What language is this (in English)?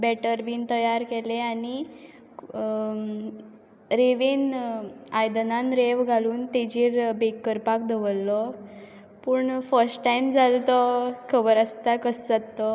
Konkani